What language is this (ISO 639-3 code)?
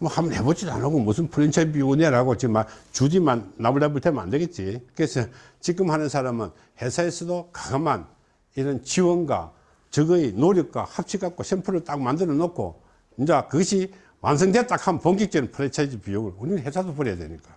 kor